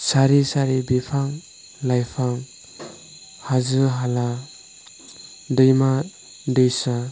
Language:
Bodo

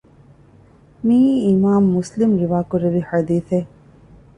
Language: Divehi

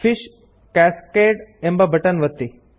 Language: Kannada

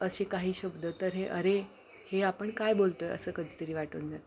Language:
Marathi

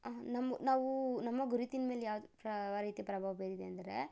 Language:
Kannada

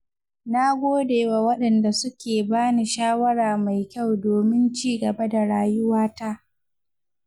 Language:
Hausa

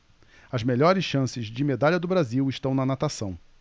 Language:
Portuguese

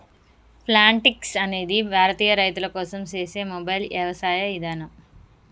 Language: Telugu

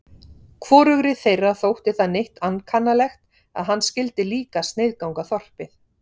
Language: Icelandic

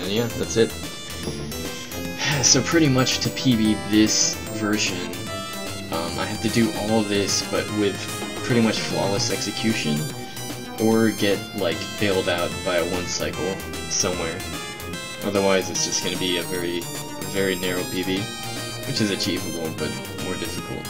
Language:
English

